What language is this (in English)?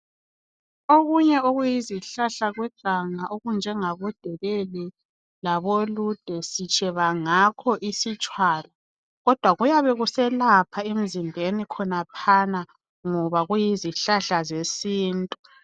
North Ndebele